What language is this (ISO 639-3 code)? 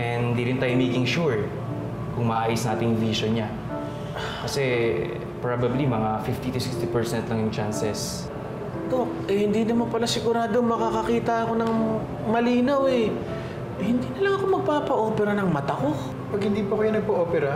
fil